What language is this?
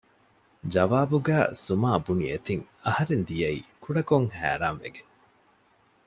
Divehi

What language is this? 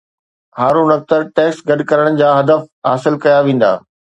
Sindhi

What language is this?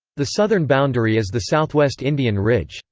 English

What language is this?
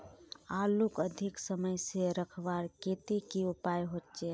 Magahi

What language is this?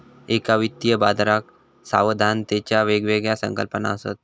Marathi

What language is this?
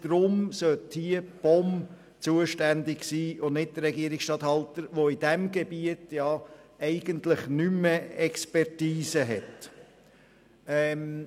Swiss German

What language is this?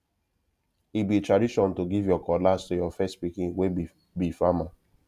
Nigerian Pidgin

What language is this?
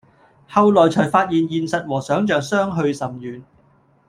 Cantonese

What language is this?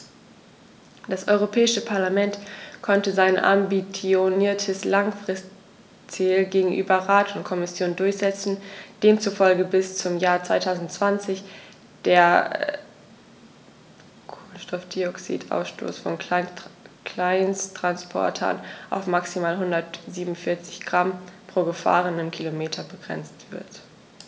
German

